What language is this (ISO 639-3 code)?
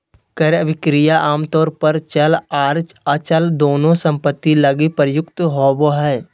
mag